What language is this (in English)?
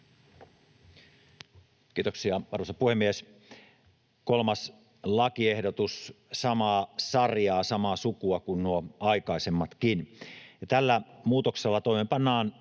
Finnish